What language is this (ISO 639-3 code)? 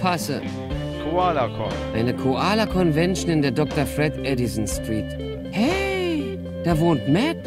deu